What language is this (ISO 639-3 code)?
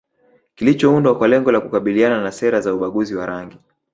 swa